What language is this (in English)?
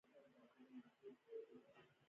Pashto